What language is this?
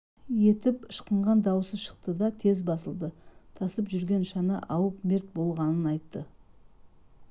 Kazakh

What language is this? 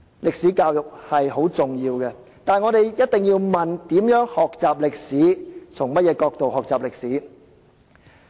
Cantonese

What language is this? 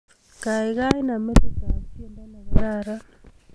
Kalenjin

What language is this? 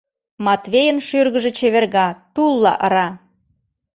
Mari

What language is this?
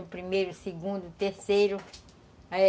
Portuguese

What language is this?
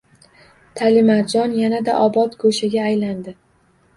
Uzbek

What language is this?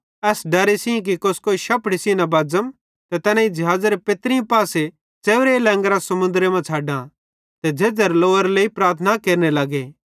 Bhadrawahi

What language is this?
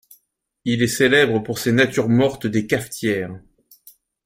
French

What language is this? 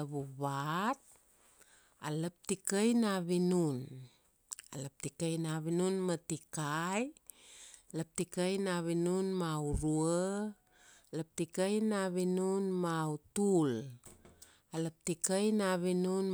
Kuanua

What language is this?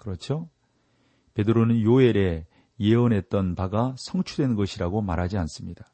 Korean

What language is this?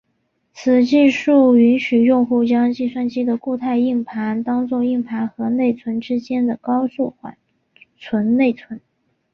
Chinese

